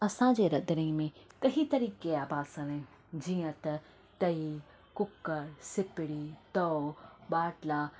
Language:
Sindhi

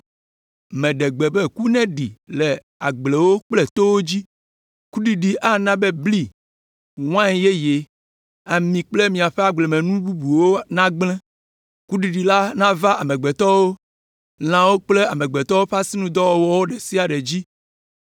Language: Ewe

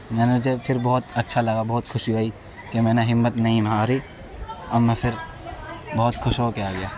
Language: Urdu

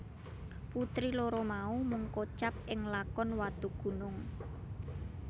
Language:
Javanese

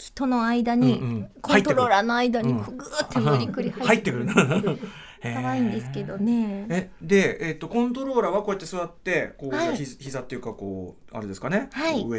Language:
Japanese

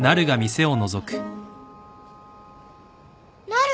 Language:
Japanese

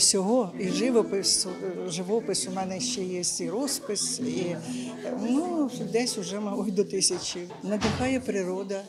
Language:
Ukrainian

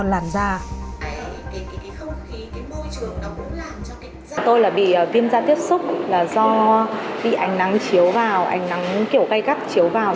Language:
Vietnamese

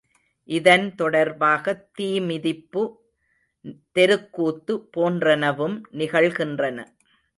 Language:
Tamil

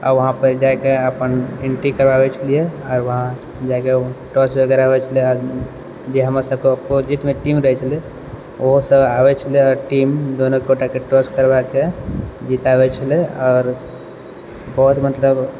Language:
Maithili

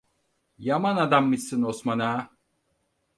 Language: Turkish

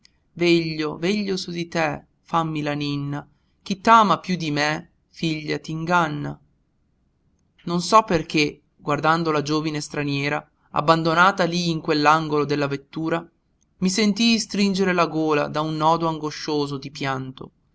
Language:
Italian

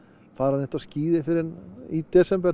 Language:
Icelandic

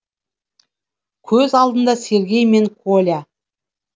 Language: Kazakh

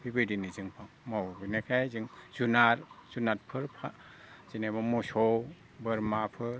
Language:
Bodo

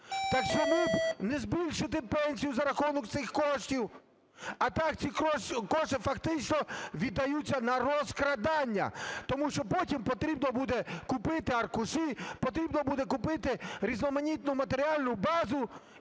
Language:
Ukrainian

